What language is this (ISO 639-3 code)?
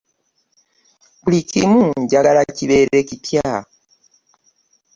lug